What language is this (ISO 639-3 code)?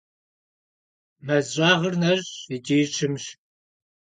kbd